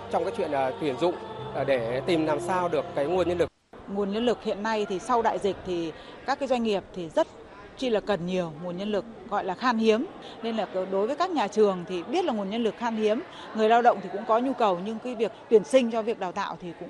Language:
Vietnamese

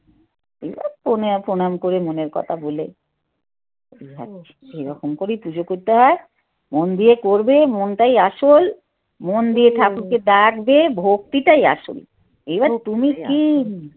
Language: Bangla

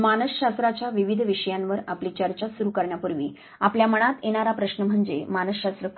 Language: Marathi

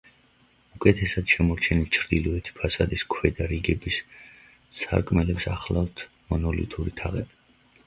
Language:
Georgian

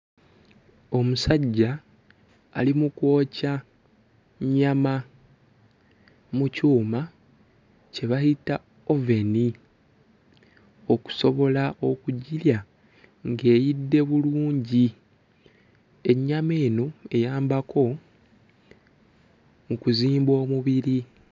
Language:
Ganda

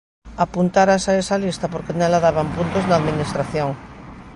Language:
Galician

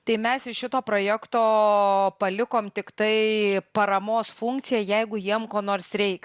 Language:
Lithuanian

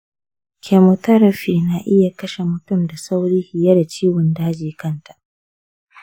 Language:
Hausa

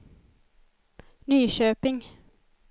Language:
Swedish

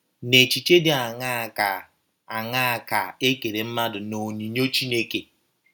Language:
Igbo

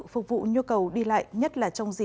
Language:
Vietnamese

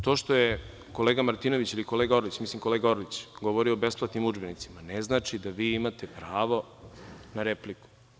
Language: Serbian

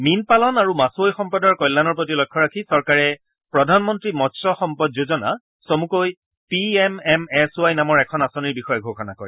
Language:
Assamese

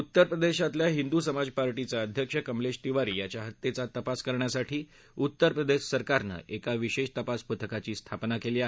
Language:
Marathi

